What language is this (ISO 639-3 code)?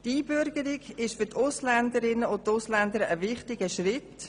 gsw